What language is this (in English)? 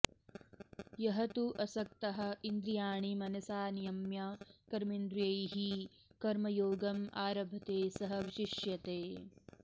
Sanskrit